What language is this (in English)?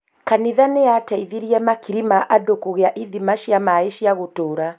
Kikuyu